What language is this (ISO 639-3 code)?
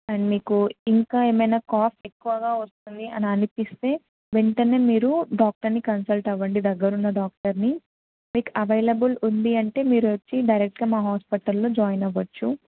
tel